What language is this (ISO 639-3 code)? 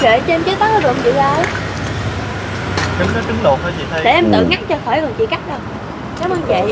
vie